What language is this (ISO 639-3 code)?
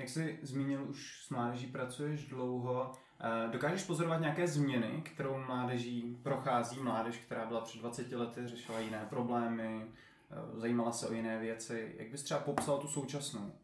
ces